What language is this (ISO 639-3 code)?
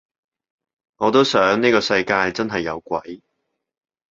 yue